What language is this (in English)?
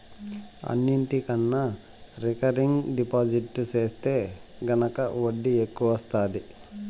Telugu